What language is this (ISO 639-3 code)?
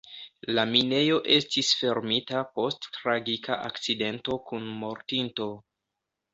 epo